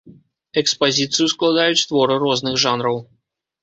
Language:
Belarusian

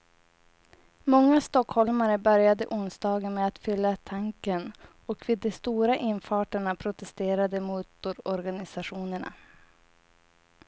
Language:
Swedish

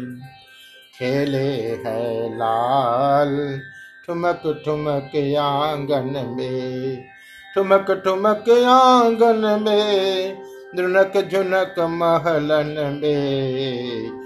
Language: Hindi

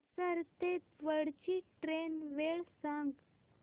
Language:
Marathi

